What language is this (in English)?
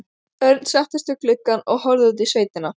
Icelandic